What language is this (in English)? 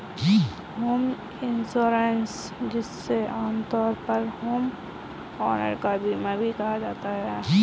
Hindi